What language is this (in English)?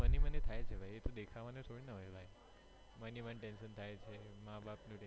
Gujarati